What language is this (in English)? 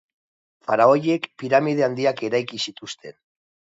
Basque